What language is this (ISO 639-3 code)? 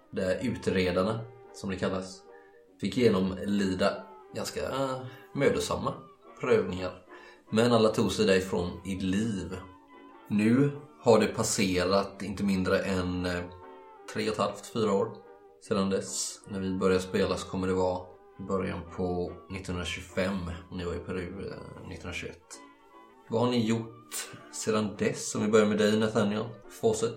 swe